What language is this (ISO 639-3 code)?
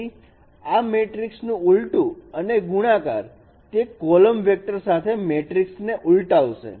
guj